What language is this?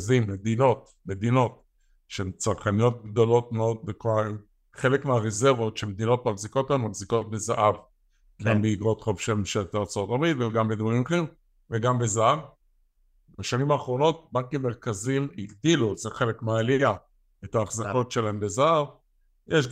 Hebrew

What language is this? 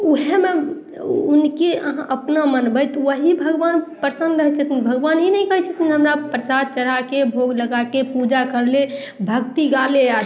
Maithili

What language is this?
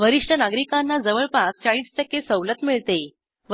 Marathi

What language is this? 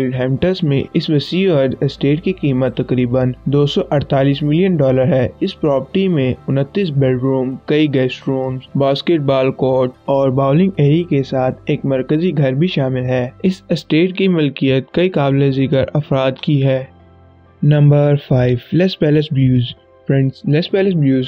Hindi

